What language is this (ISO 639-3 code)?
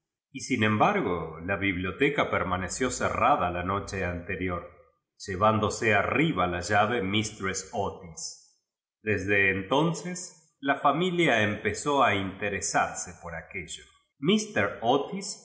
spa